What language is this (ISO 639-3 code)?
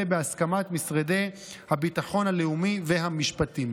heb